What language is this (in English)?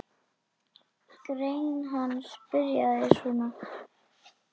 Icelandic